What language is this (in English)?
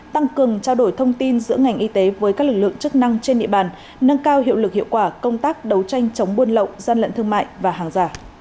Vietnamese